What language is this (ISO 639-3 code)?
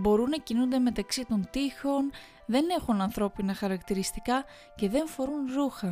ell